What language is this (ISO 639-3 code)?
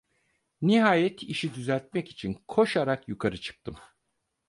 tur